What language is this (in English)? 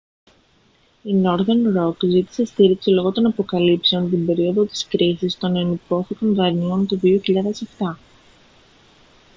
Greek